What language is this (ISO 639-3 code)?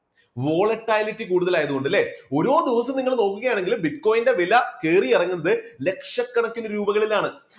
mal